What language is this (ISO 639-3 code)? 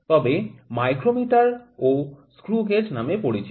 ben